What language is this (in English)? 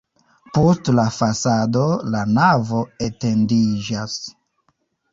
Esperanto